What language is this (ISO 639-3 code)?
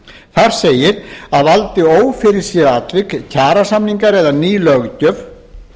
isl